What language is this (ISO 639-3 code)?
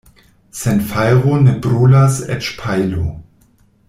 epo